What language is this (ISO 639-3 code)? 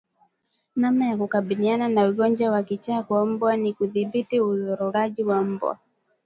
swa